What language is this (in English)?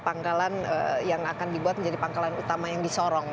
Indonesian